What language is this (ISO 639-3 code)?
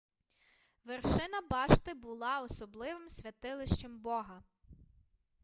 ukr